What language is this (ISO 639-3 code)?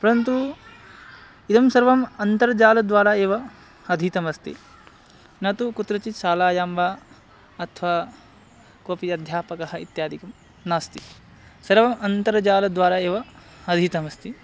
san